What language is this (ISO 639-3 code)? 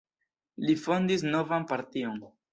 epo